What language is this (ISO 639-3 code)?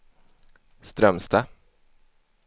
swe